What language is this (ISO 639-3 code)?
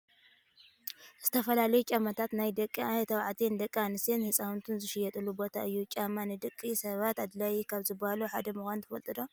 tir